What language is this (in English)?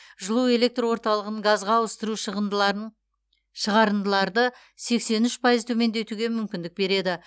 Kazakh